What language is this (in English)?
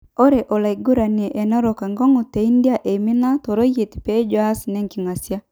Masai